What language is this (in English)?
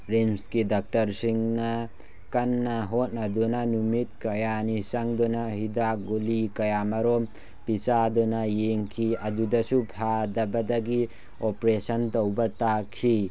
Manipuri